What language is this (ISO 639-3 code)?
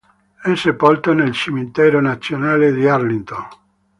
ita